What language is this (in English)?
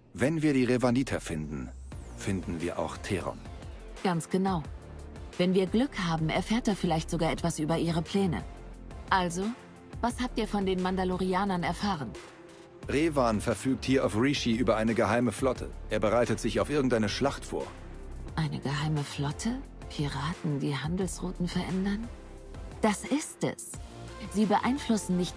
German